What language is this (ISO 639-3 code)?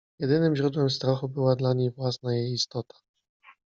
pol